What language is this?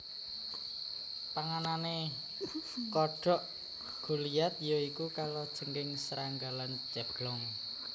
Javanese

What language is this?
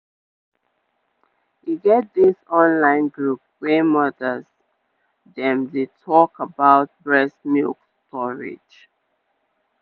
Nigerian Pidgin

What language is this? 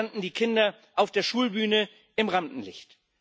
German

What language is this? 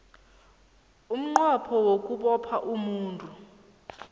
South Ndebele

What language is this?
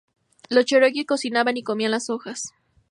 Spanish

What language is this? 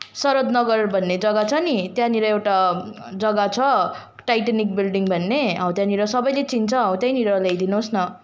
Nepali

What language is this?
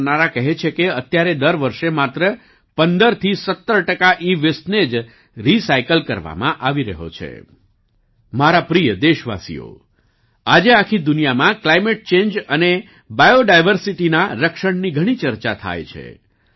Gujarati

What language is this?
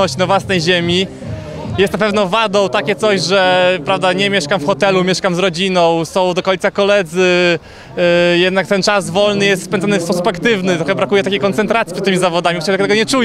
Polish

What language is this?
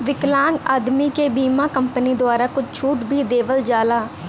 Bhojpuri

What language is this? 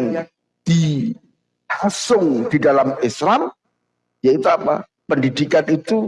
Indonesian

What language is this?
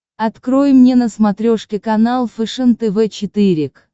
Russian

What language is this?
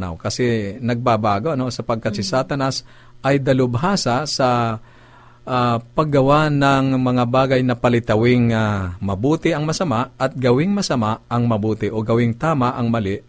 Filipino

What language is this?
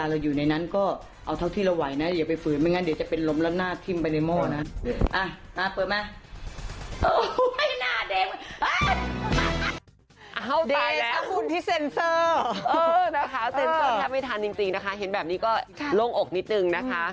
Thai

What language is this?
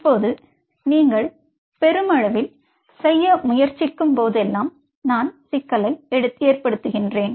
Tamil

